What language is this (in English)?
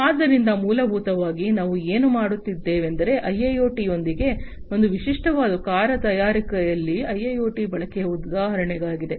Kannada